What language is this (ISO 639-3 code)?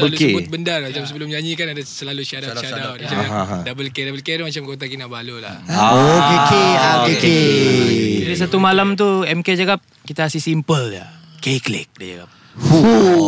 msa